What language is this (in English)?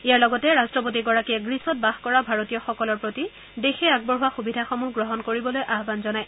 Assamese